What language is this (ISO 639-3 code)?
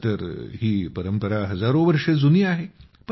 mar